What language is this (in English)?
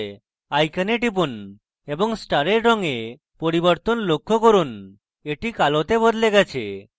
Bangla